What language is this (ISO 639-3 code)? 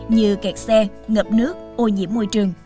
vie